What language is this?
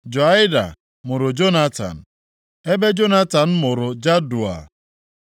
Igbo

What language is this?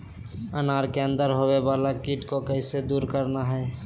Magahi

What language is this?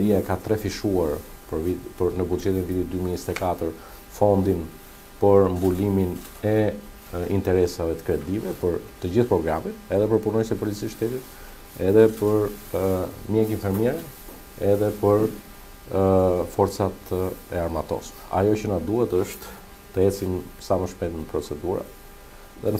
Romanian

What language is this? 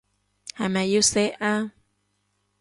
Cantonese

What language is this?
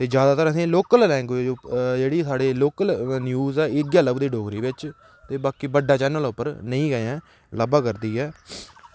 Dogri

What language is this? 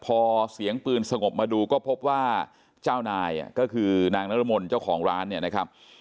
Thai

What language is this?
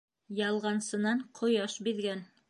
Bashkir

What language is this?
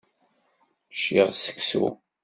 Kabyle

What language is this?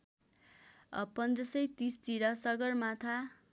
Nepali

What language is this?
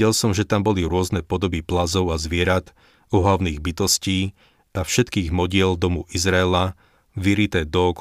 Slovak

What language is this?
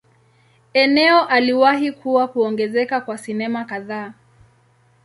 Swahili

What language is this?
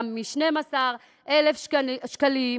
Hebrew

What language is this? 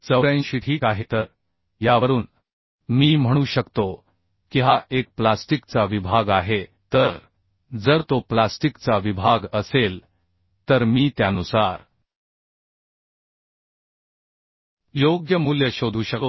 Marathi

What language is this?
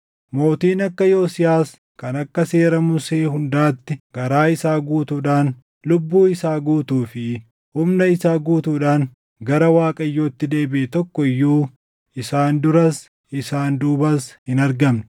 Oromo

